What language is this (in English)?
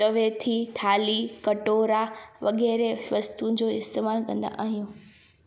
Sindhi